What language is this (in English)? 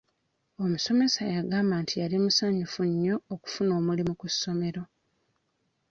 Ganda